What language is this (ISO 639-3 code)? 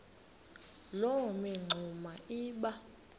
xho